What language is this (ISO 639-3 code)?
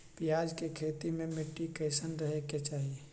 mag